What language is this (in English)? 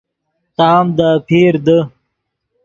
Yidgha